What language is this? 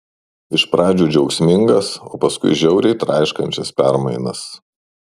Lithuanian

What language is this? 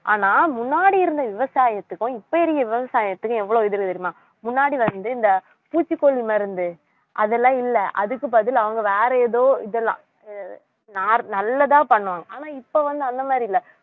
Tamil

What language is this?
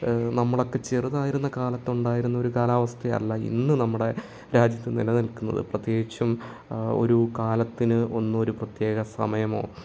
Malayalam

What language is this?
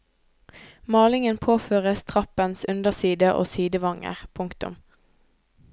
Norwegian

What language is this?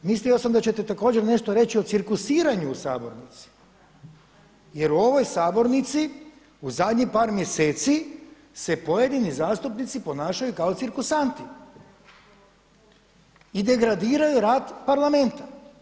Croatian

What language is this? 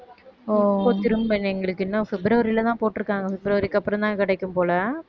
Tamil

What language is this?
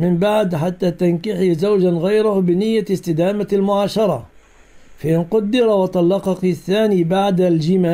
Arabic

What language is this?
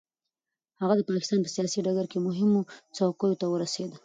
Pashto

